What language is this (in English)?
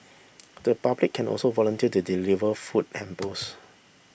English